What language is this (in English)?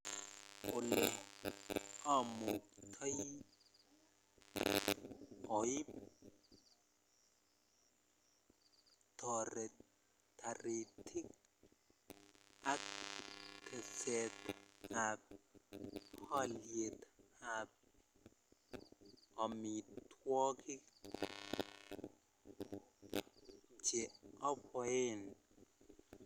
Kalenjin